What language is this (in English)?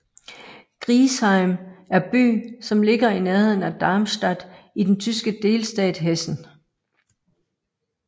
Danish